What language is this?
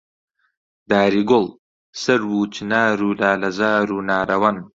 Central Kurdish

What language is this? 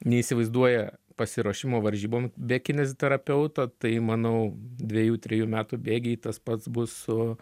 Lithuanian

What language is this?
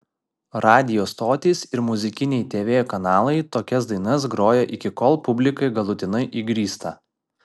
Lithuanian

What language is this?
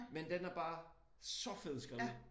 Danish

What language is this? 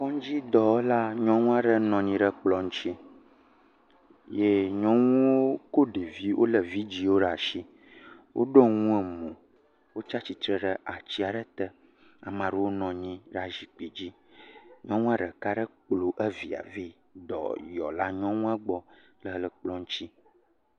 Ewe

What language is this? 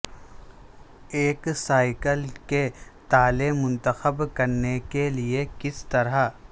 Urdu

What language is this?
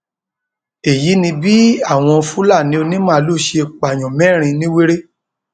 Yoruba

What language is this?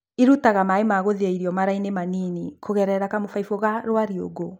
Kikuyu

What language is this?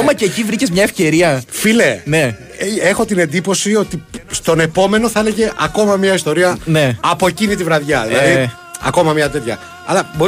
Greek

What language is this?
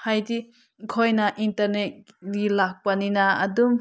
Manipuri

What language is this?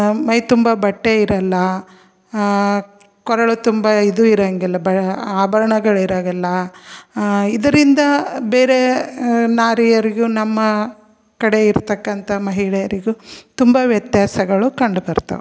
Kannada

